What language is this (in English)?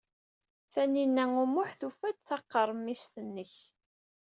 Kabyle